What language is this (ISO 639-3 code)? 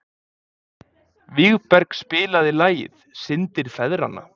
isl